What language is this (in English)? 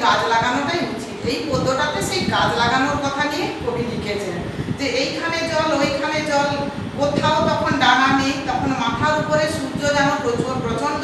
Hindi